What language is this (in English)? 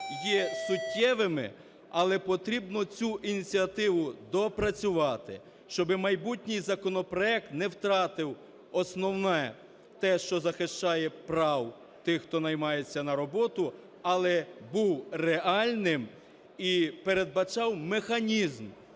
Ukrainian